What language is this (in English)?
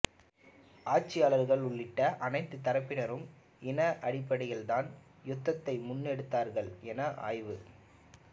Tamil